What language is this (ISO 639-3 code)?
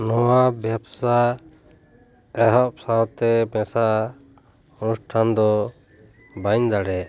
sat